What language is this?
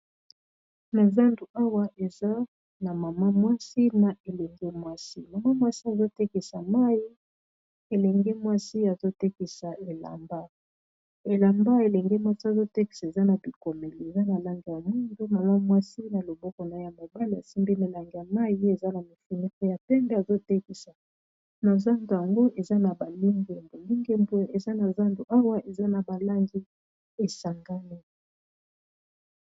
Lingala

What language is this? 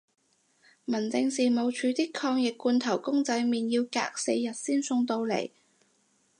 Cantonese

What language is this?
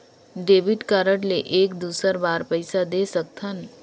Chhattisgarhi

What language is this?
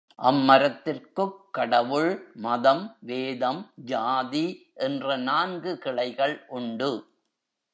Tamil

